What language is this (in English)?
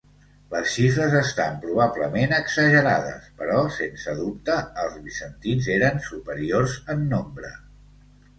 Catalan